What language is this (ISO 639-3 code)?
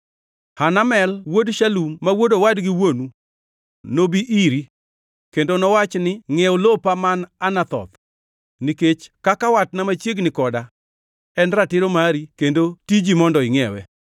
luo